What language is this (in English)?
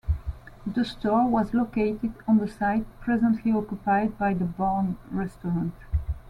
English